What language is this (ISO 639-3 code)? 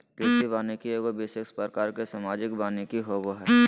mag